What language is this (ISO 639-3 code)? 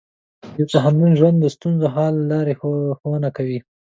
pus